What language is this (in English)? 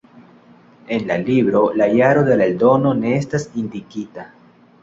Esperanto